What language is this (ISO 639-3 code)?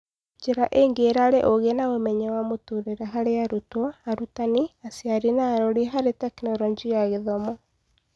kik